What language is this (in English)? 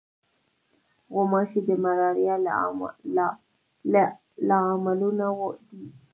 Pashto